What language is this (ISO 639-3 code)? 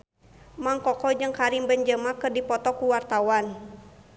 sun